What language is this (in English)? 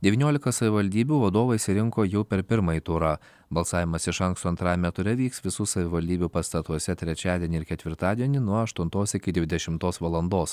Lithuanian